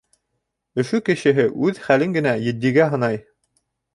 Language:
Bashkir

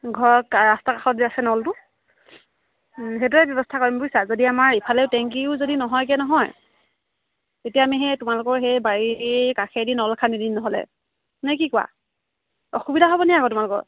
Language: Assamese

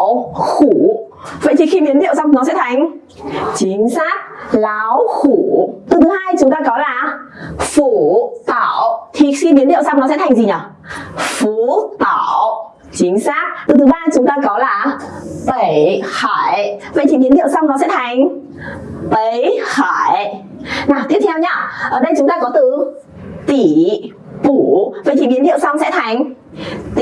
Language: Vietnamese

